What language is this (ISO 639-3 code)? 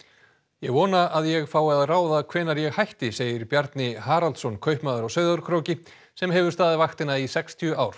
isl